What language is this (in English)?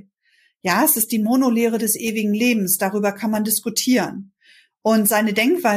German